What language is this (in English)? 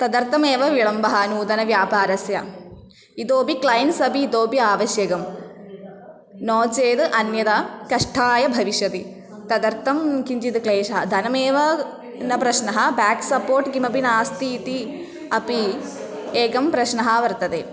Sanskrit